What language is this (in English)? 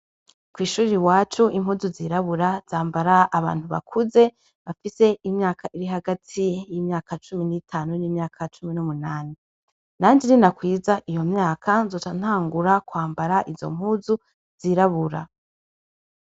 Rundi